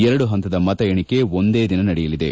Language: Kannada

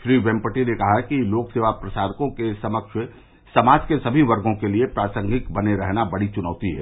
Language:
Hindi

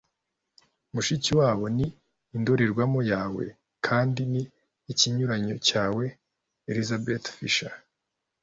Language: Kinyarwanda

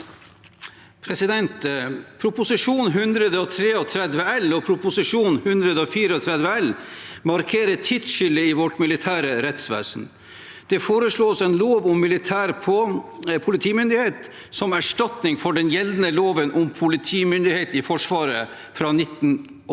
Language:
Norwegian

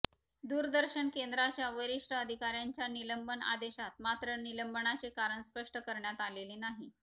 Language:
Marathi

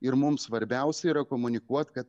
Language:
Lithuanian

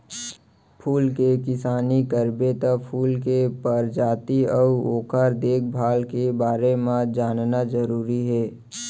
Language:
Chhattisgarhi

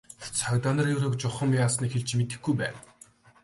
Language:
Mongolian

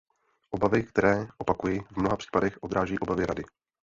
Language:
Czech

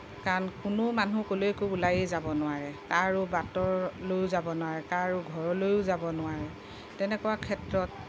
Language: Assamese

